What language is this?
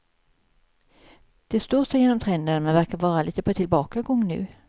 Swedish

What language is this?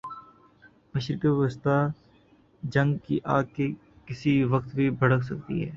Urdu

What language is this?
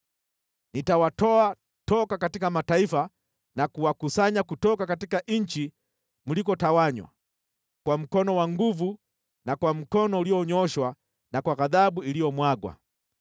Swahili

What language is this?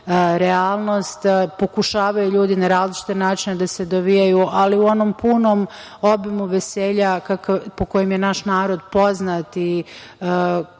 Serbian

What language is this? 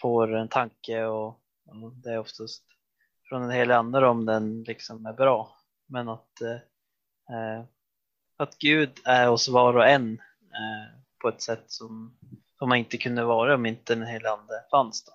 Swedish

